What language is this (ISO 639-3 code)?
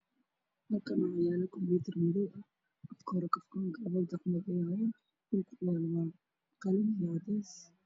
som